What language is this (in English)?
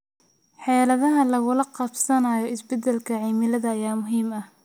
Somali